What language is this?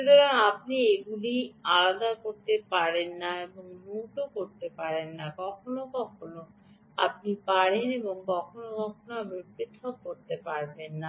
Bangla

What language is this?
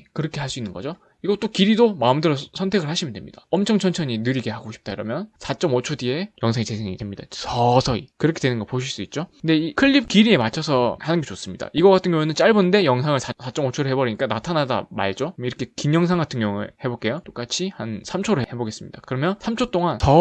Korean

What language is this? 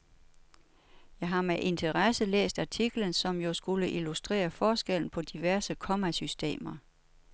Danish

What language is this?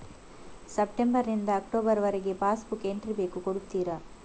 Kannada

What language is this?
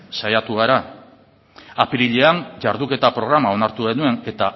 Basque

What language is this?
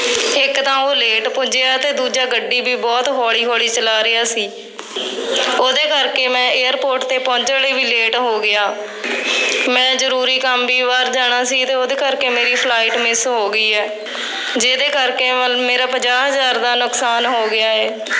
Punjabi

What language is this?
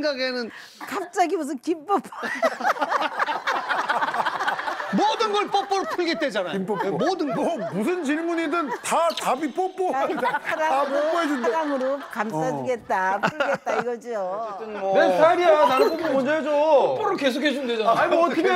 Korean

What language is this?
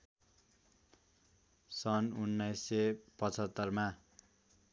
Nepali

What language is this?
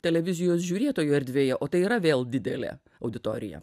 Lithuanian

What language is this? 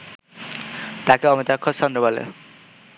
Bangla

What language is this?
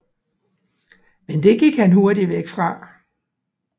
Danish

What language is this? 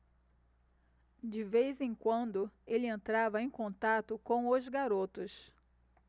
Portuguese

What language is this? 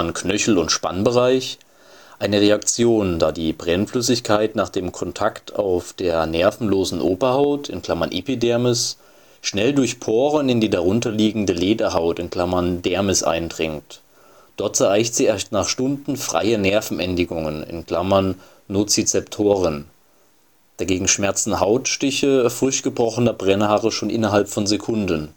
German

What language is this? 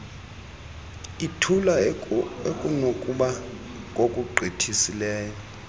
Xhosa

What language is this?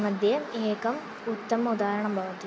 Sanskrit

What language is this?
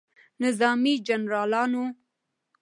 Pashto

